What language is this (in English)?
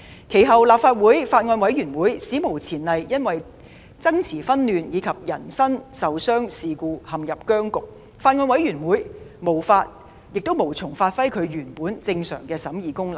Cantonese